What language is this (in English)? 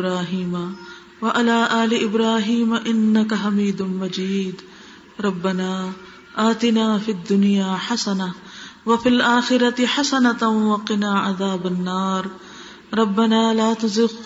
Urdu